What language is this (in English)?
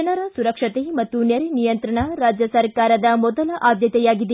Kannada